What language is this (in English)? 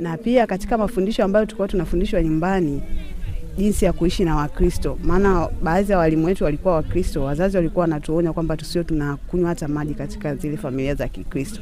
Swahili